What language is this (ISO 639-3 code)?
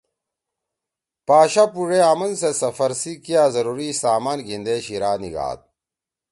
trw